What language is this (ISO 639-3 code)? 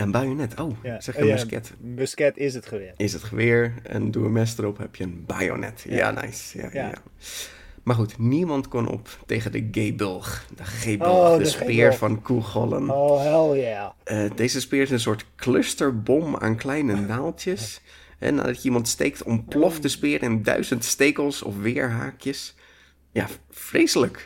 nld